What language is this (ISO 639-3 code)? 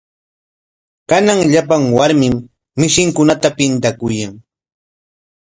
qwa